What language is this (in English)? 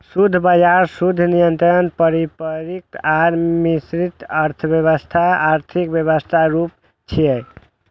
Maithili